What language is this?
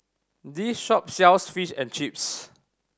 English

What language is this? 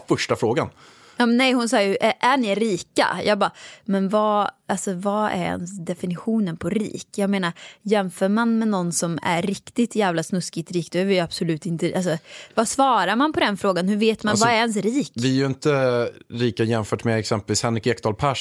Swedish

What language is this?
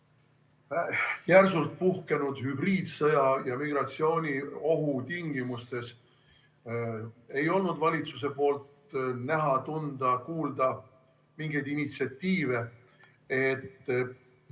Estonian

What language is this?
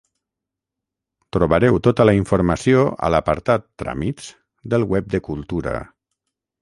Catalan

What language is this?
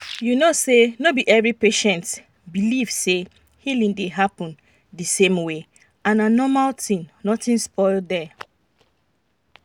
Nigerian Pidgin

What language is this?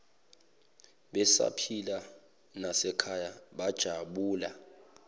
Zulu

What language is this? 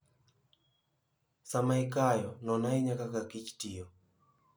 Luo (Kenya and Tanzania)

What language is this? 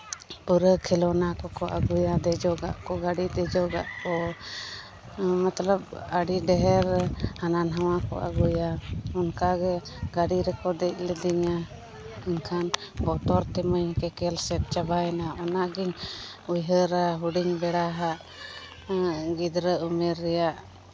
Santali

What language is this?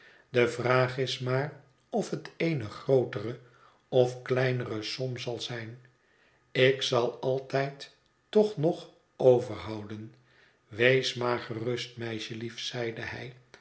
Dutch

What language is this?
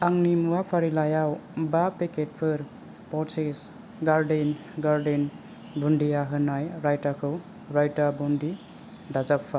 Bodo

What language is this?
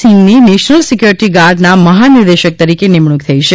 Gujarati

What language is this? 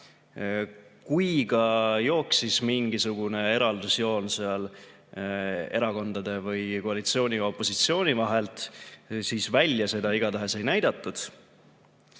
Estonian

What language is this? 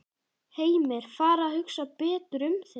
Icelandic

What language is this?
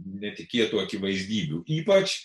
Lithuanian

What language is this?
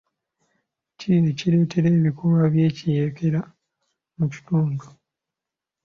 Ganda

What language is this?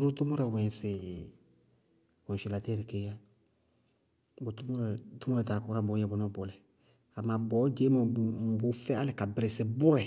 Bago-Kusuntu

